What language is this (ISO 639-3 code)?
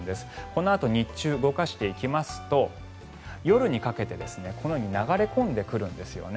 jpn